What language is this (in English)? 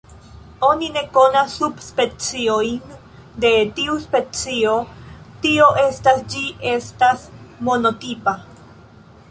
Esperanto